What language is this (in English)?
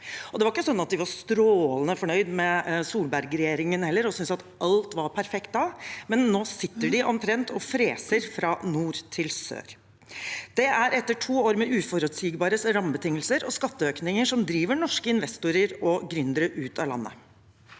Norwegian